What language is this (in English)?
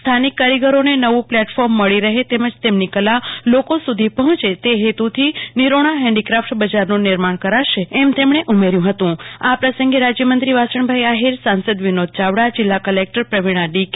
Gujarati